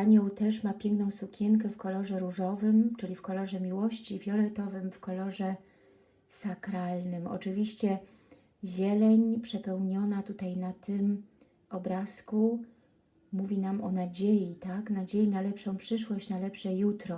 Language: Polish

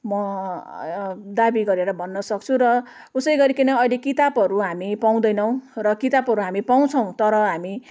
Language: Nepali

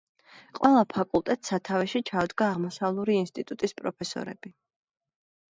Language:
Georgian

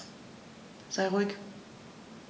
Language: German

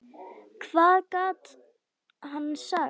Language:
Icelandic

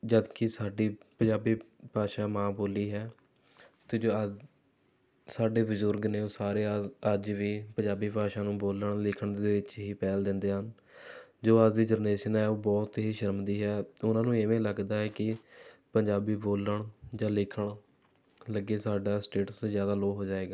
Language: Punjabi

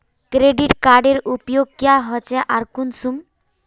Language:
Magahi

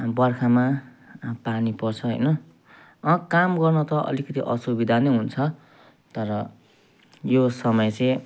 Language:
Nepali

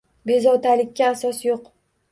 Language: Uzbek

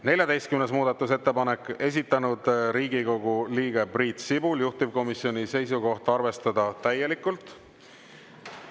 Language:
Estonian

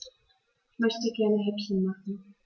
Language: German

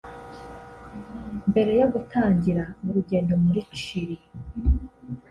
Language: Kinyarwanda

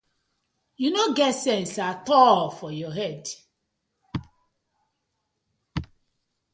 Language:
Nigerian Pidgin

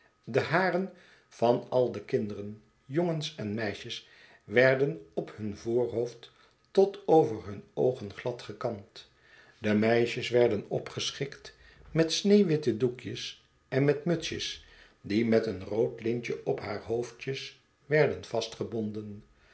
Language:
Dutch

